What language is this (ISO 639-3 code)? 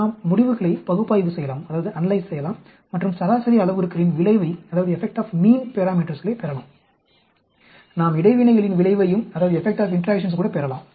tam